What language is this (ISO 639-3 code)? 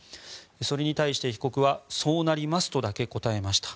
jpn